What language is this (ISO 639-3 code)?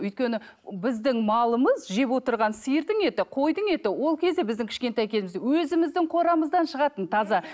kaz